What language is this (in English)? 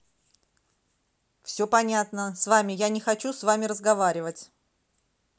Russian